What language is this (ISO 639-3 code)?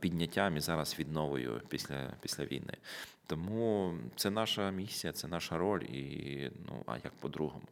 ukr